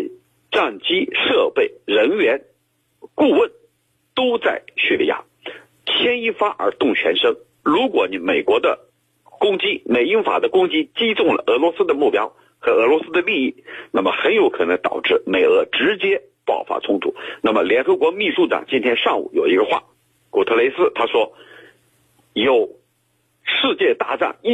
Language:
Chinese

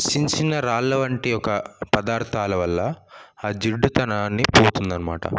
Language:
Telugu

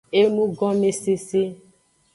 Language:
Aja (Benin)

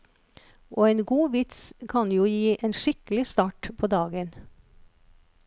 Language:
Norwegian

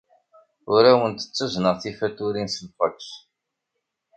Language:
Kabyle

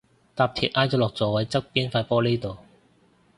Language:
Cantonese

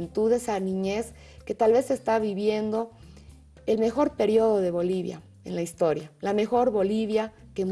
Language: Spanish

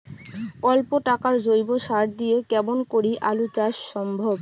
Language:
Bangla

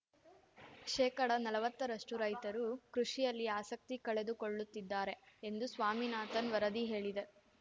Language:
Kannada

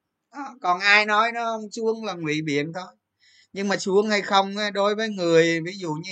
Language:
Vietnamese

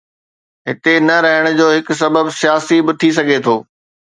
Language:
Sindhi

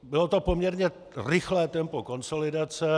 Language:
Czech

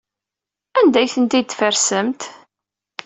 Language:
Kabyle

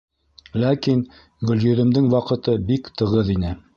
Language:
Bashkir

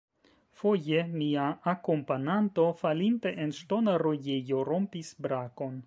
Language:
Esperanto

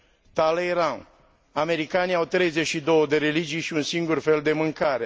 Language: Romanian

